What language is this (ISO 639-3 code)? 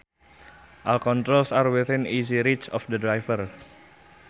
sun